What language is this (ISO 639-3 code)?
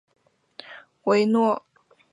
zho